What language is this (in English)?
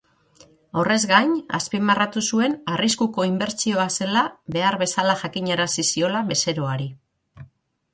Basque